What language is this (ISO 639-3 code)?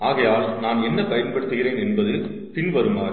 tam